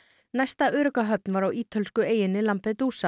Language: Icelandic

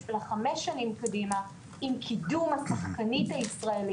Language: Hebrew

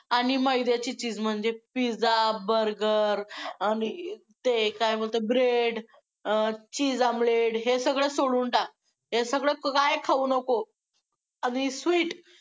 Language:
Marathi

